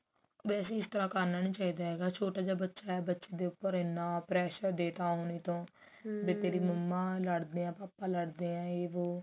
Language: Punjabi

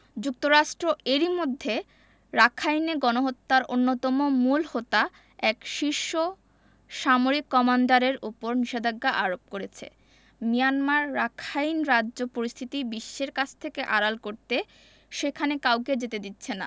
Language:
Bangla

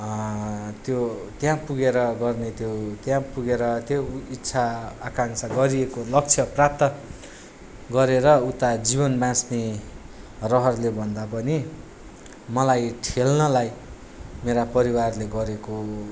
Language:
Nepali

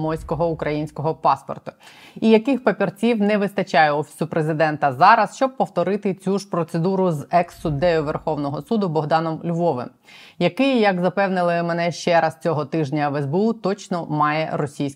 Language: Ukrainian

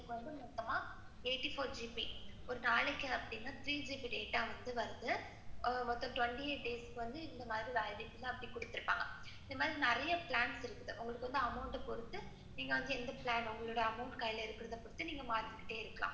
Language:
Tamil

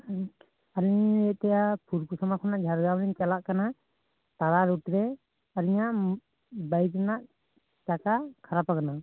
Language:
Santali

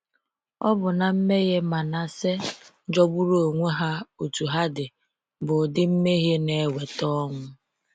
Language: Igbo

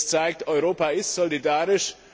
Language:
German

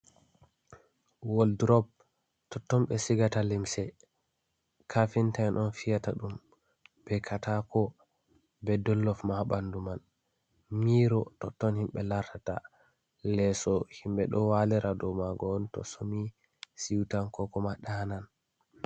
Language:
Fula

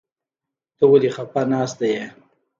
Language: Pashto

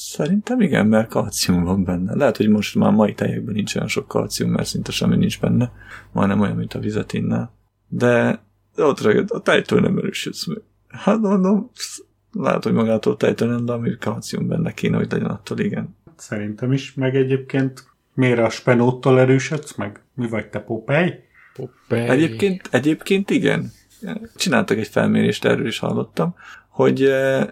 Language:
Hungarian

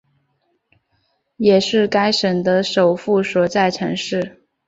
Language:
Chinese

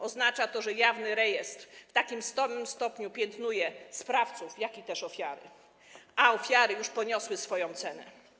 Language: Polish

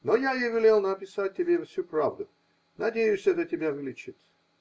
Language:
Russian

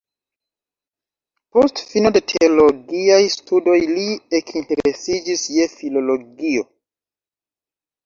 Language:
Esperanto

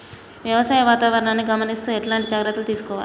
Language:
Telugu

